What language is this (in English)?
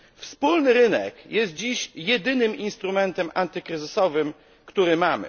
Polish